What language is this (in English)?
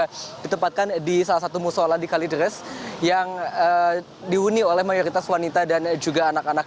Indonesian